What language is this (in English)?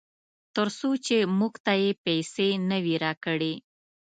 Pashto